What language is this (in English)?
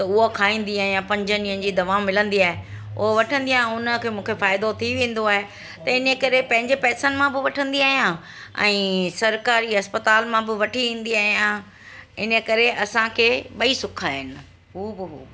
Sindhi